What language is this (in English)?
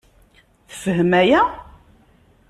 Kabyle